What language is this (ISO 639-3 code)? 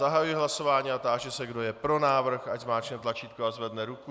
ces